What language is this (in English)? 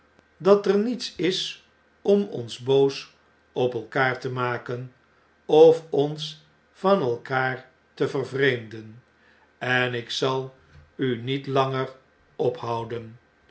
Dutch